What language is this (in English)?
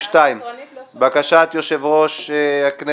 Hebrew